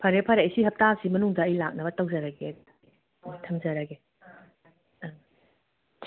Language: Manipuri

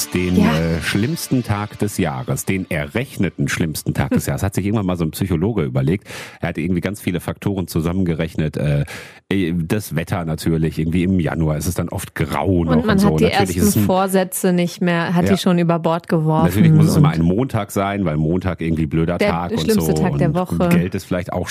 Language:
German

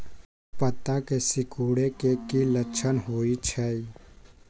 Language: Magahi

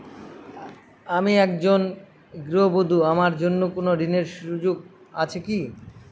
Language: Bangla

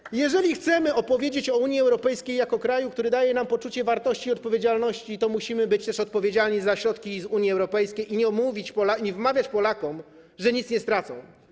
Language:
Polish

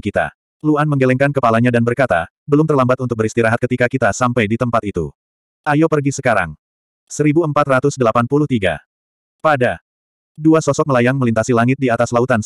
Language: Indonesian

